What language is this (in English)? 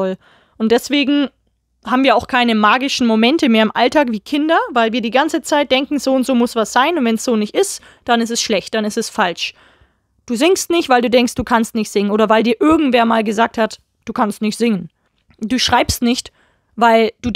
German